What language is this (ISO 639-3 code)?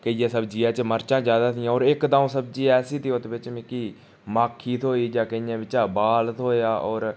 doi